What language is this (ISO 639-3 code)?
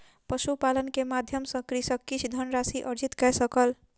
mai